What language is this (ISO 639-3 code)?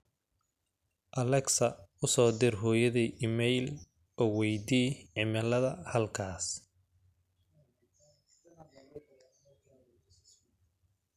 som